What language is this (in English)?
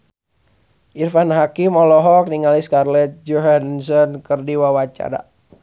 Sundanese